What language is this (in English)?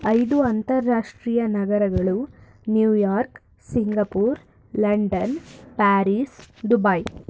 Kannada